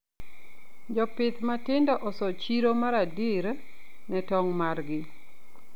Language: Luo (Kenya and Tanzania)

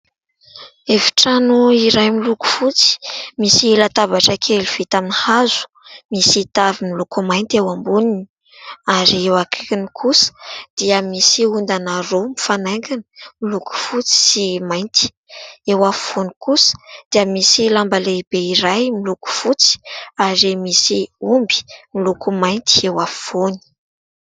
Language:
Malagasy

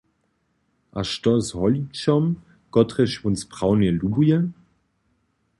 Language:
Upper Sorbian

